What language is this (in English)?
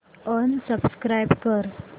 Marathi